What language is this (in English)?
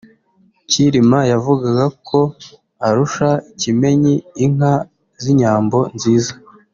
Kinyarwanda